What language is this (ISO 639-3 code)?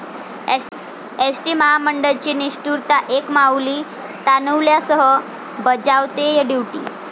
mar